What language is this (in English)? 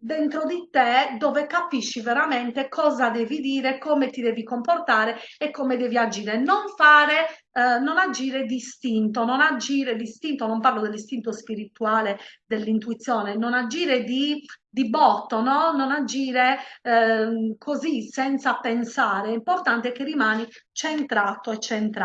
Italian